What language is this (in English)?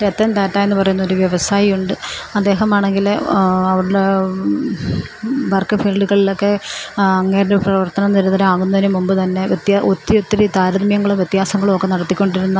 Malayalam